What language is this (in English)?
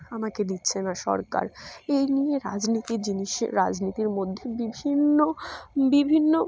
Bangla